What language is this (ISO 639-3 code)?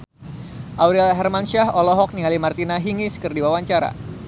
sun